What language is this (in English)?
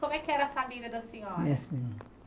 Portuguese